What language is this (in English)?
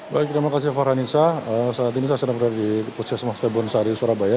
Indonesian